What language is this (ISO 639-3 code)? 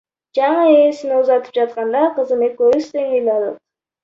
kir